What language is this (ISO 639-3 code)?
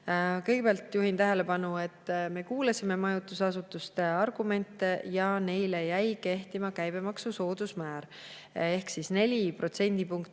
est